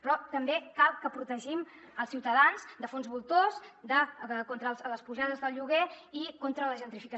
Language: Catalan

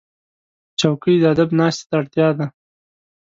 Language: Pashto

